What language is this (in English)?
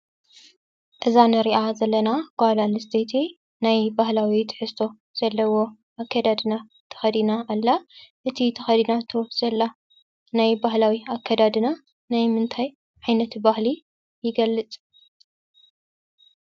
Tigrinya